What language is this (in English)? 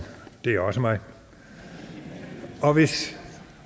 Danish